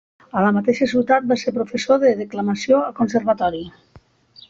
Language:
Catalan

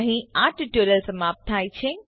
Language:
Gujarati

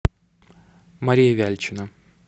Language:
Russian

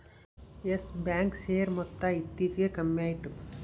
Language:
Kannada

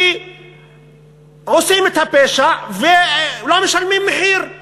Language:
Hebrew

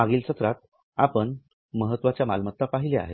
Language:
Marathi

